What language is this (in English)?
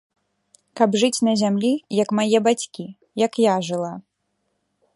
Belarusian